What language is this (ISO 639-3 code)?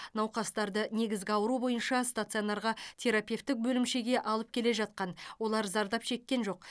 kaz